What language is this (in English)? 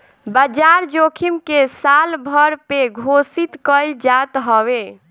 Bhojpuri